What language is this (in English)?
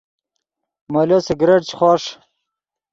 Yidgha